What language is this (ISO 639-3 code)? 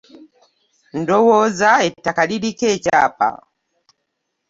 lug